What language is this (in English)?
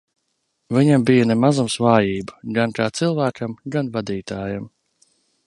Latvian